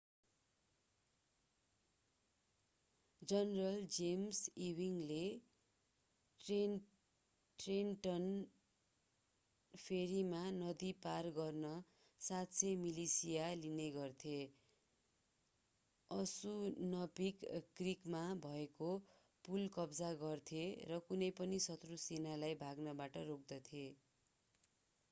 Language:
Nepali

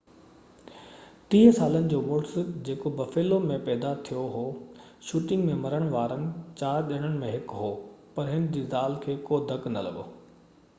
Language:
Sindhi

